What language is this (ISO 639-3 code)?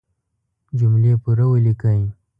pus